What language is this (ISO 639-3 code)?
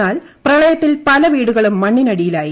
mal